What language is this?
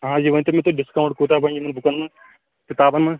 Kashmiri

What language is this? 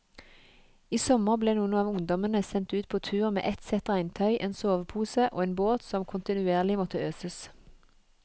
Norwegian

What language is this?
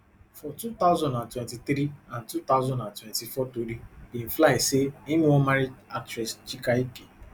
Nigerian Pidgin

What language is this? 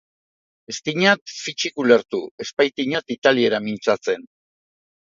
Basque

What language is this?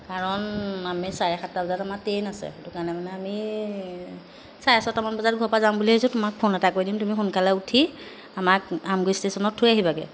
Assamese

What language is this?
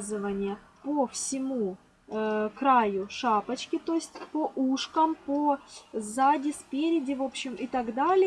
Russian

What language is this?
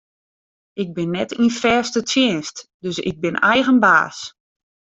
Western Frisian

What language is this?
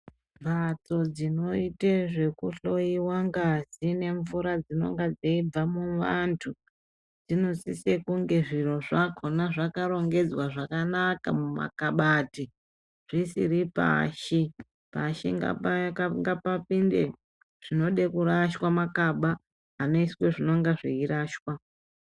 Ndau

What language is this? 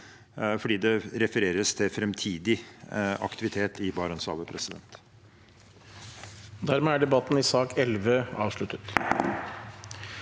Norwegian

